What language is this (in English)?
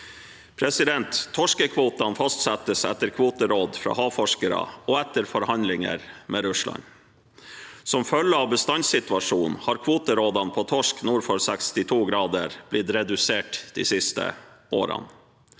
Norwegian